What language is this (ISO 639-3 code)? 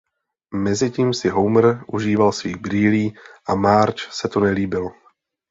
ces